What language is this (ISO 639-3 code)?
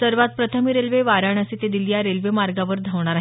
mar